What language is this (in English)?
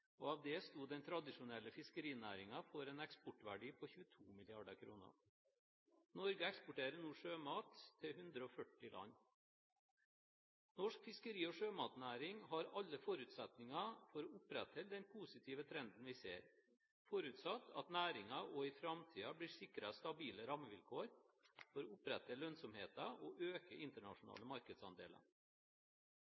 Norwegian Bokmål